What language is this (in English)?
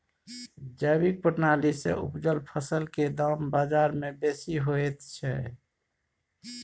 Maithili